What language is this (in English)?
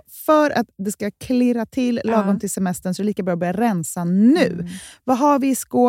Swedish